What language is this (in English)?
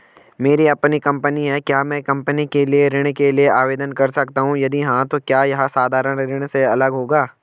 Hindi